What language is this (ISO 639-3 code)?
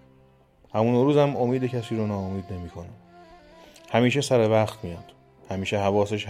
fas